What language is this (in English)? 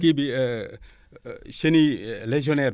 Wolof